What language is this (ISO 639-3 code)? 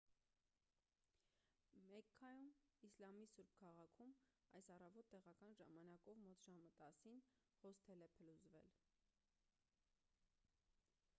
hye